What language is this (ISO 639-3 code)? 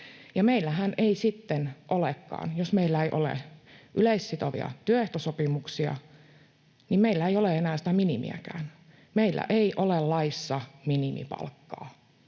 fin